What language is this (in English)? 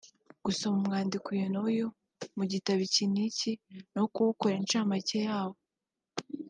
Kinyarwanda